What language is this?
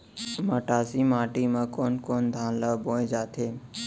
Chhattisgarhi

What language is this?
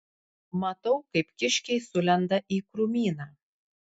Lithuanian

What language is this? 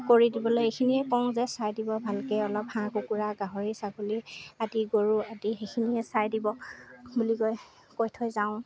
Assamese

